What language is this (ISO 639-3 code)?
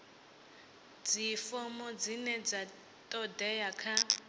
ven